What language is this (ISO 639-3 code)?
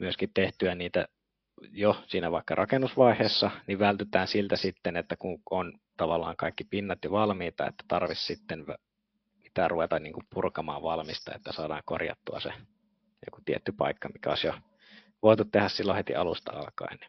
fin